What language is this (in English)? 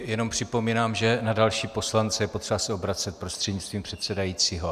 Czech